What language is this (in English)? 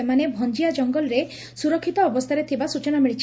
Odia